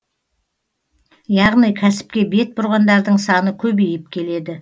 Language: Kazakh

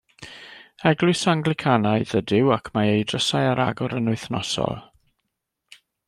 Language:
Welsh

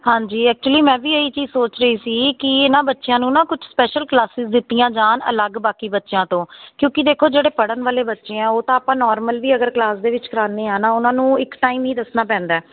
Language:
Punjabi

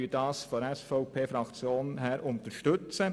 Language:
Swiss German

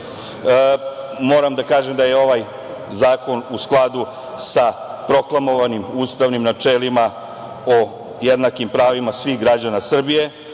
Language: Serbian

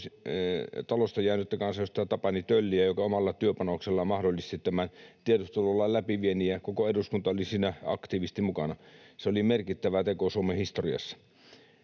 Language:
Finnish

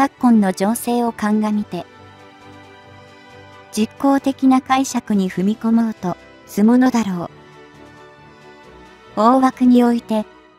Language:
Japanese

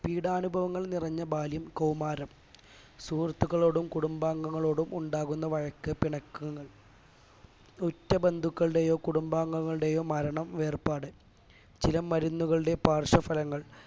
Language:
Malayalam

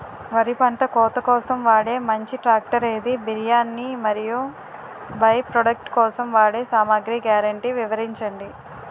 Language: Telugu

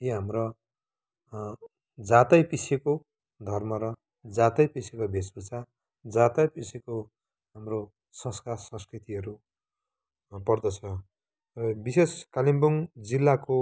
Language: Nepali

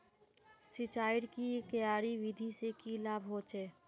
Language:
Magahi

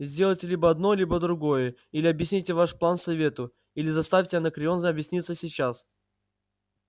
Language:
Russian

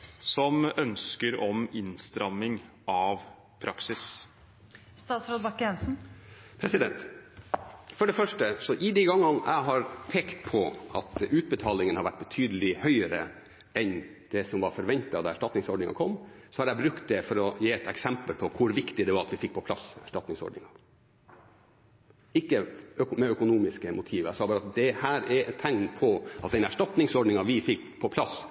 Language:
Norwegian Bokmål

